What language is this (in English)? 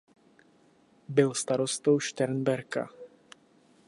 Czech